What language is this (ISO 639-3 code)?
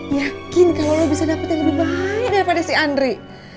ind